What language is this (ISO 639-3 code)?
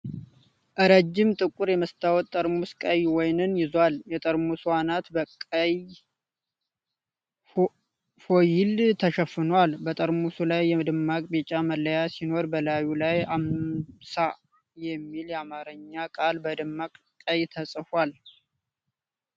amh